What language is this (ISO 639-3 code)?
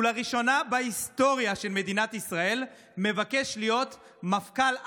heb